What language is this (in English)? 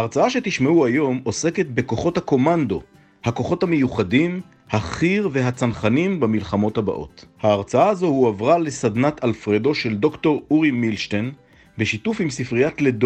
Hebrew